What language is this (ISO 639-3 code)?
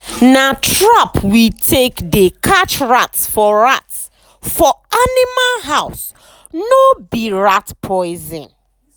pcm